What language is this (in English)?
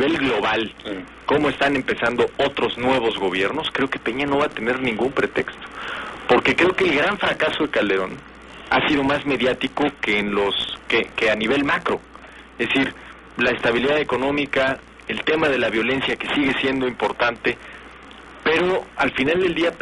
Spanish